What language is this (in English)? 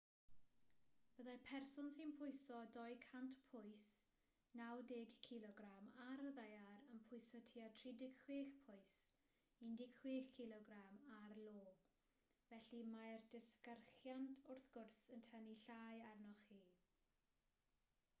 Welsh